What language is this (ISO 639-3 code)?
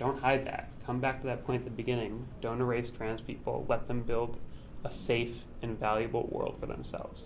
eng